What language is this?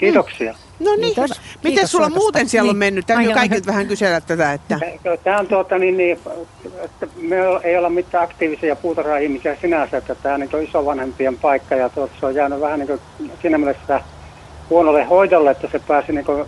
Finnish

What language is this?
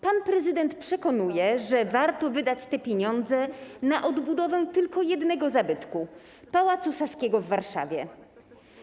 Polish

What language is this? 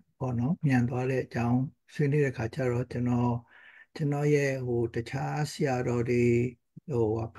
Thai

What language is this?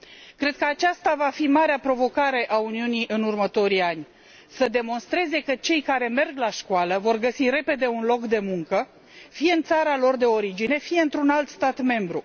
Romanian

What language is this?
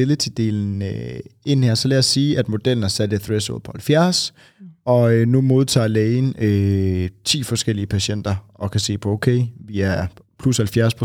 Danish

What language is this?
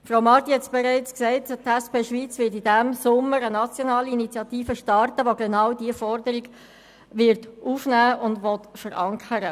Swiss German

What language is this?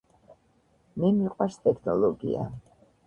Georgian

